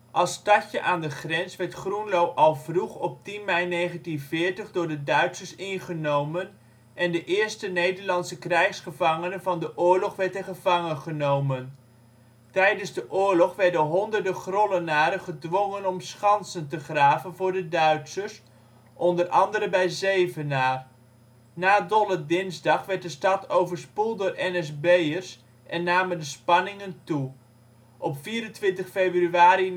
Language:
Dutch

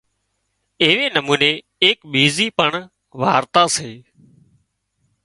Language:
Wadiyara Koli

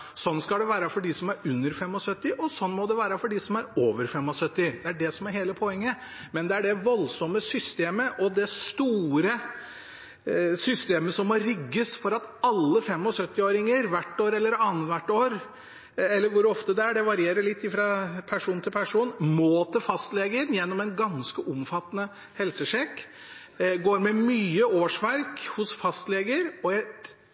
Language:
Norwegian Bokmål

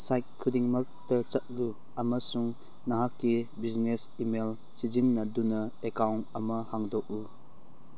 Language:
Manipuri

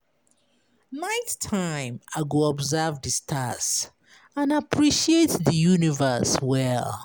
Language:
Nigerian Pidgin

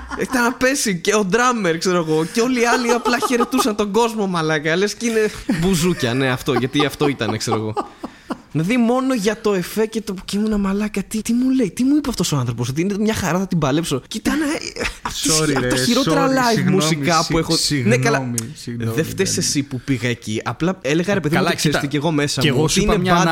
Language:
Greek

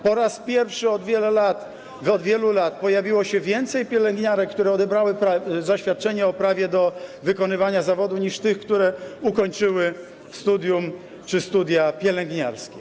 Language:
Polish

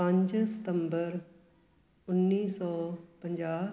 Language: Punjabi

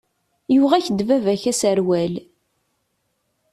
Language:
Kabyle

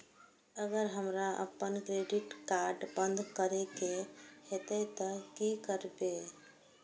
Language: Maithili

